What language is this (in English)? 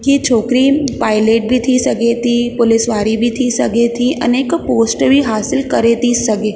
Sindhi